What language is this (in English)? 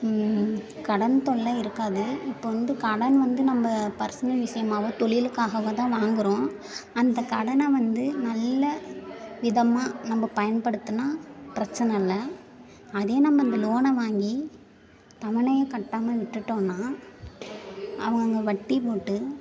Tamil